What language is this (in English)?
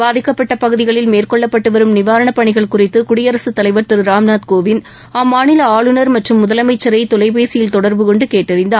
Tamil